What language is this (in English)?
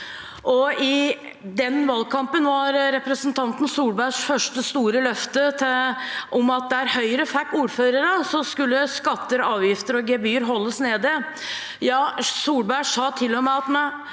Norwegian